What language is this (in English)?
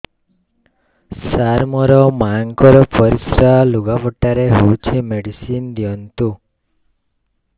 Odia